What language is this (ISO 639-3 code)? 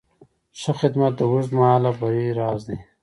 pus